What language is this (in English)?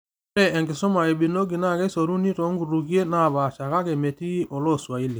Masai